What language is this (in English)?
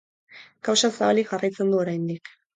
Basque